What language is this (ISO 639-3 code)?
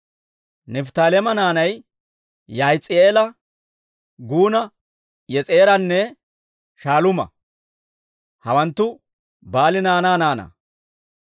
dwr